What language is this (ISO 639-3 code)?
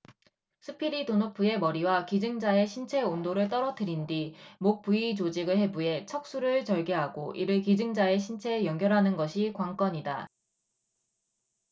kor